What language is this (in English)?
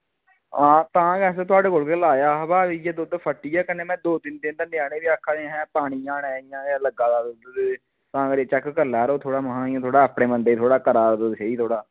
Dogri